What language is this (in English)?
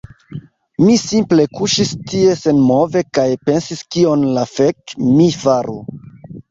Esperanto